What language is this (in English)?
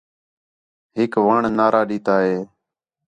Khetrani